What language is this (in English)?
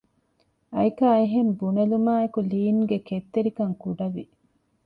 Divehi